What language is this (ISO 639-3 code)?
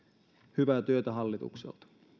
fin